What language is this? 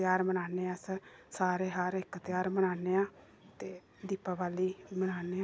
Dogri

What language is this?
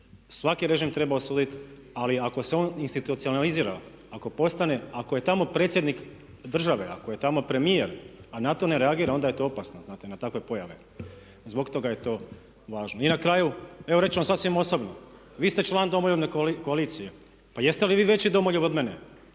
Croatian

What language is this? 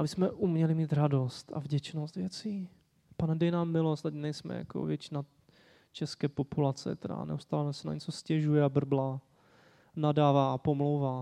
Czech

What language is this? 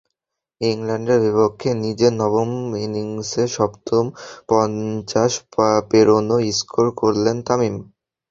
Bangla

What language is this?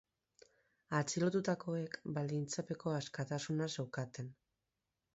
Basque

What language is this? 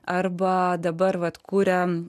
Lithuanian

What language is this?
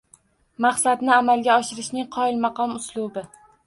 Uzbek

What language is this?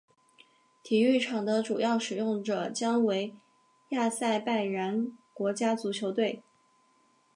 Chinese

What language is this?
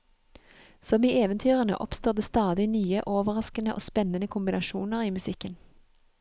Norwegian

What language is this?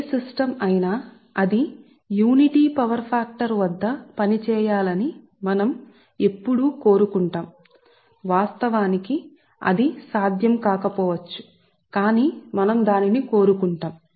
Telugu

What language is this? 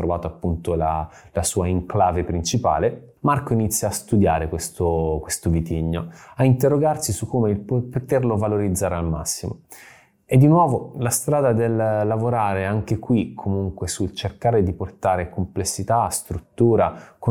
Italian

